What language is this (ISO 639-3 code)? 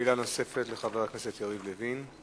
heb